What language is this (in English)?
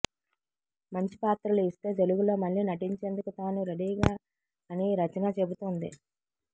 Telugu